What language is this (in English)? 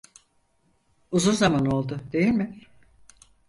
Turkish